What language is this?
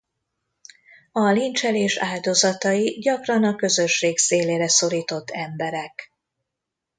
Hungarian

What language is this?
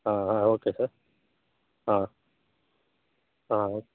Kannada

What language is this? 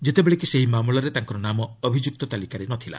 Odia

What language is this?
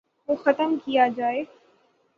Urdu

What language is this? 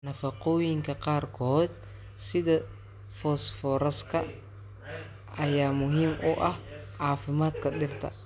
Somali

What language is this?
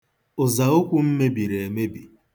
Igbo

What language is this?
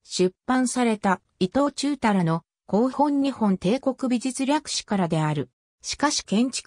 Japanese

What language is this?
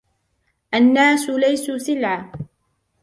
Arabic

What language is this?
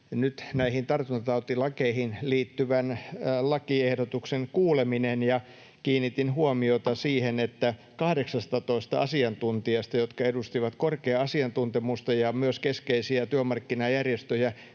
Finnish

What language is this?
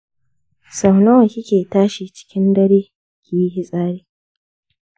Hausa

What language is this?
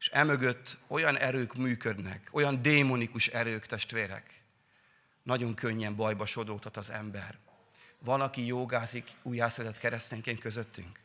Hungarian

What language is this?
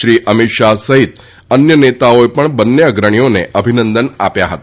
Gujarati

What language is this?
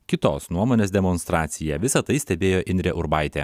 Lithuanian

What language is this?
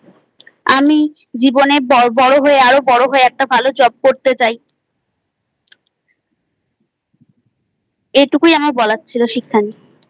Bangla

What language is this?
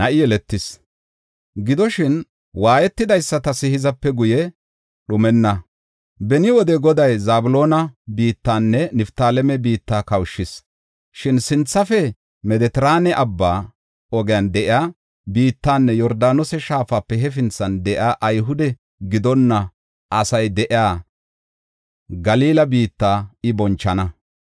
Gofa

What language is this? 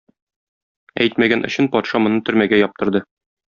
Tatar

